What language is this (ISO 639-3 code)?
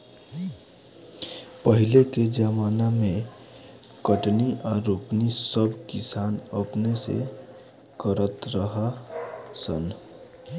bho